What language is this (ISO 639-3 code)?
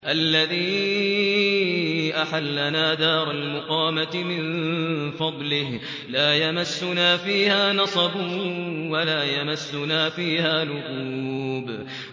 ara